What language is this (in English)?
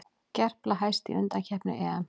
Icelandic